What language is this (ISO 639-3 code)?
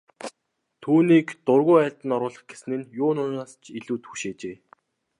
mon